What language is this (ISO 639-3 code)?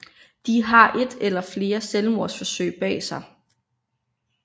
dan